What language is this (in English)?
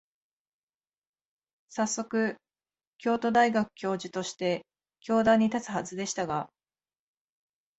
Japanese